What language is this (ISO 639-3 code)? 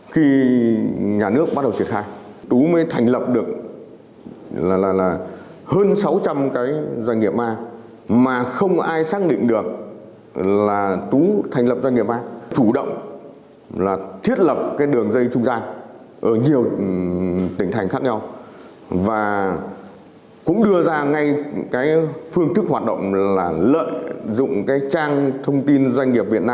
vie